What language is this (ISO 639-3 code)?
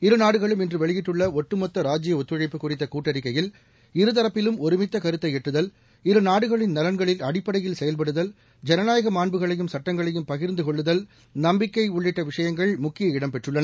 tam